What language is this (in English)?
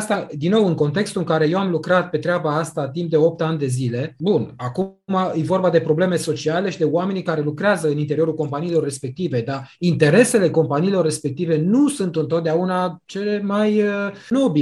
Romanian